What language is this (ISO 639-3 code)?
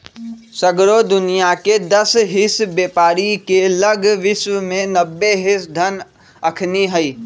mag